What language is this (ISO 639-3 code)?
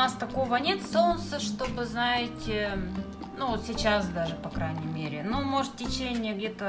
rus